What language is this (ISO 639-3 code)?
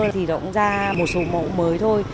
vie